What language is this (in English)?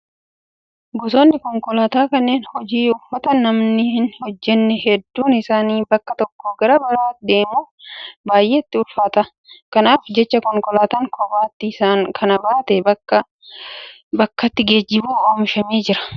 Oromo